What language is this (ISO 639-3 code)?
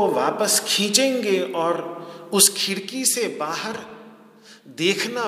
hin